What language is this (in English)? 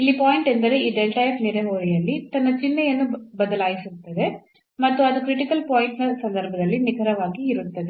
Kannada